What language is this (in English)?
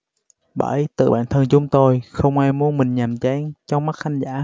Vietnamese